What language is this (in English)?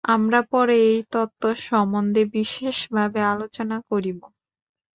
Bangla